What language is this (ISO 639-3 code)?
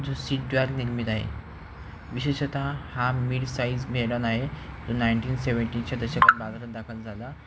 mar